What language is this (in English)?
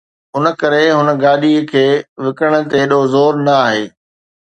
Sindhi